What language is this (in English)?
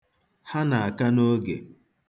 Igbo